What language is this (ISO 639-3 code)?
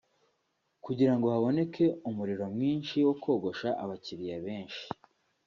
kin